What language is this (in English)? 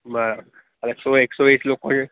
Gujarati